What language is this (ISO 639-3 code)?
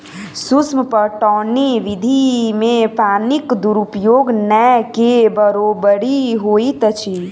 mai